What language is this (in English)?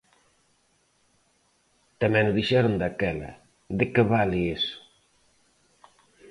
Galician